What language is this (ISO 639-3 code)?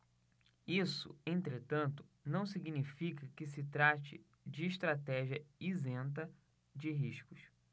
por